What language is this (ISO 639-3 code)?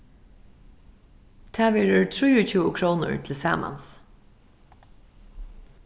fao